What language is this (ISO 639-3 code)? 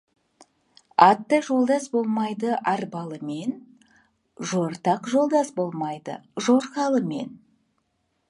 kaz